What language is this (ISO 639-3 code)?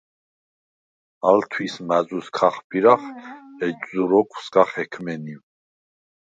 sva